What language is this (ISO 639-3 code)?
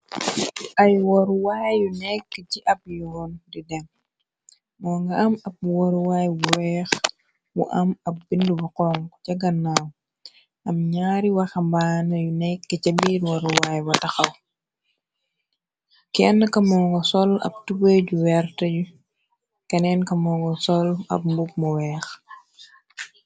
wol